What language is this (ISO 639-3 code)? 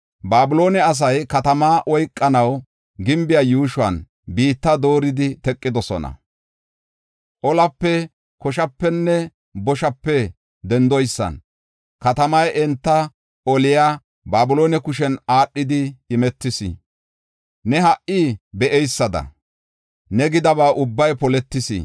gof